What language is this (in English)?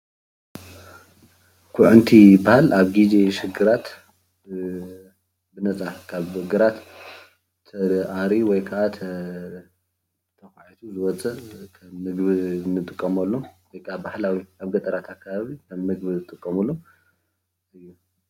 Tigrinya